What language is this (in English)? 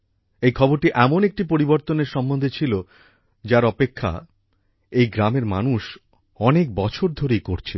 Bangla